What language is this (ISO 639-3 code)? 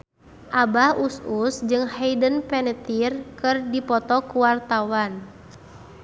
sun